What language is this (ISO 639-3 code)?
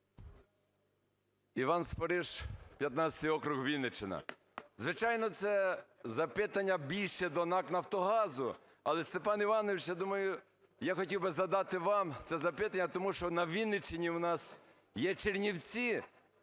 ukr